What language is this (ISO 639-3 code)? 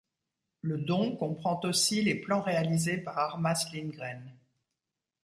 fra